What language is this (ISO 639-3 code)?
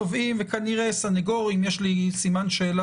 heb